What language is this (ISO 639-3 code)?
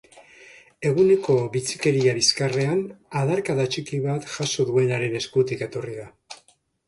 eus